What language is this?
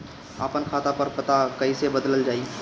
Bhojpuri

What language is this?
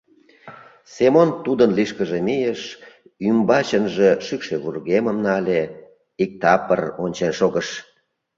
Mari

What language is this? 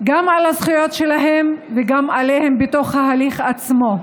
Hebrew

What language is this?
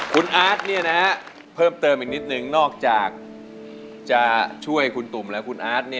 Thai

